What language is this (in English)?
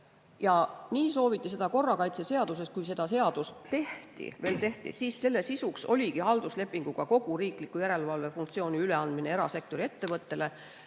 Estonian